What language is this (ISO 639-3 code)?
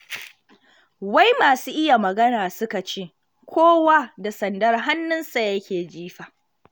hau